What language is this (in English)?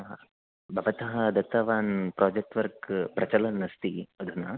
Sanskrit